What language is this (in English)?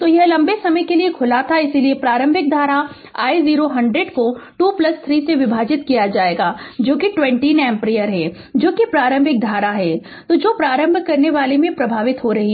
Hindi